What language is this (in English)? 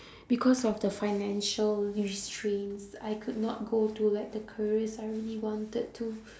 English